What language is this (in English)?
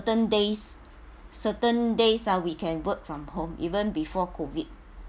English